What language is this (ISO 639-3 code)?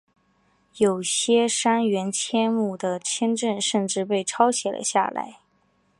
zho